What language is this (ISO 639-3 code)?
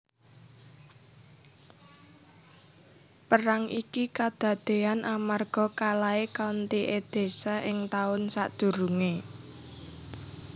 jav